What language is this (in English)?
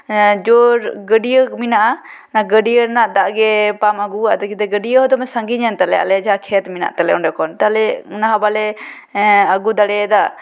Santali